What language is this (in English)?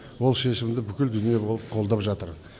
Kazakh